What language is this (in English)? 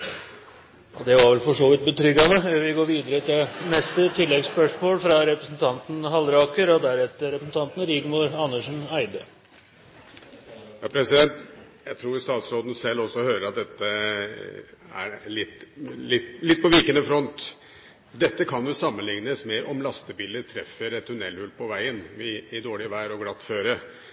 Norwegian Bokmål